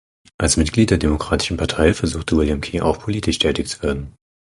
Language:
German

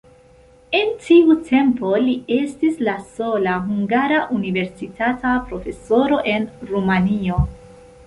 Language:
Esperanto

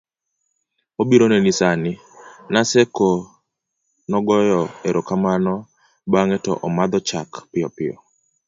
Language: Luo (Kenya and Tanzania)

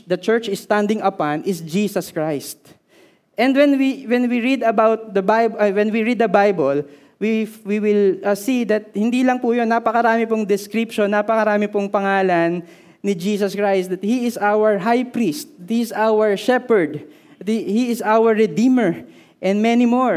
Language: Filipino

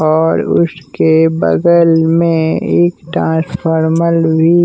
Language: Hindi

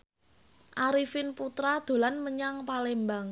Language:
Javanese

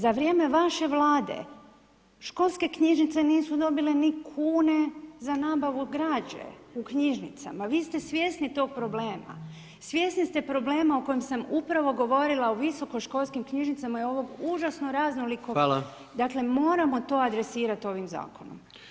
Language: Croatian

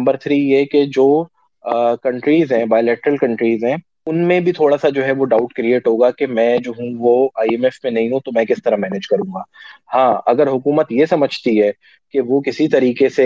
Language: Urdu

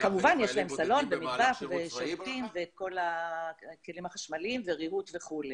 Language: Hebrew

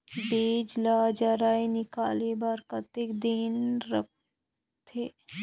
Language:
Chhattisgarhi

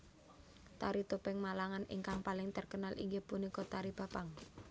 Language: Javanese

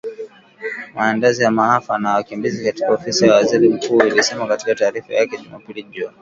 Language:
Swahili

